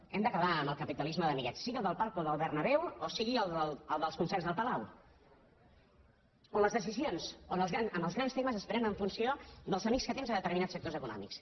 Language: Catalan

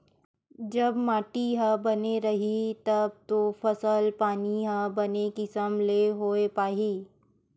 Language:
Chhattisgarhi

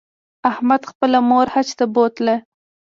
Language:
Pashto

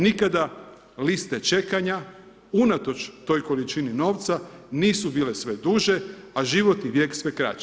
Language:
Croatian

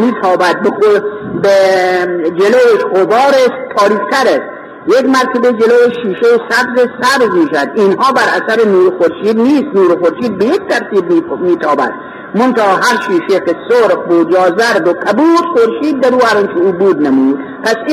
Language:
Persian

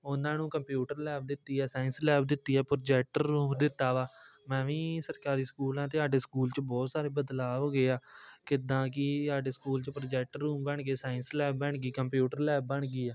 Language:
Punjabi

